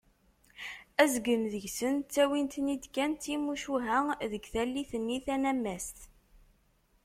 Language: Kabyle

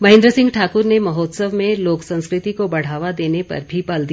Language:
Hindi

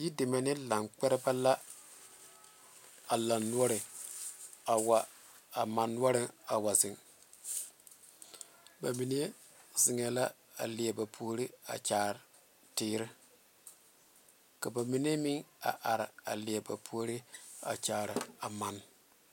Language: Southern Dagaare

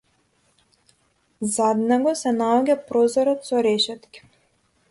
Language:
Macedonian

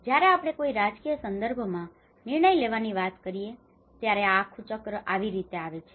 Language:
Gujarati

